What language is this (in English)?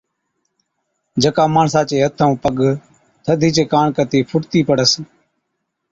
Od